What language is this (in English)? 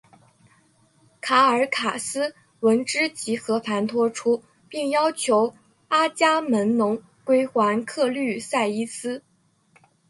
Chinese